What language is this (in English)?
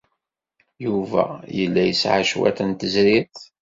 Kabyle